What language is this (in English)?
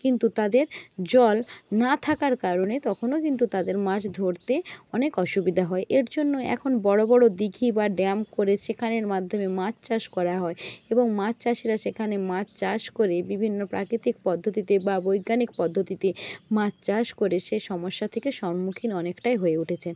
Bangla